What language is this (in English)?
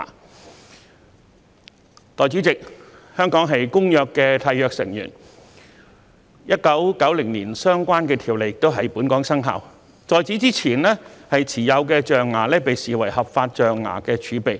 Cantonese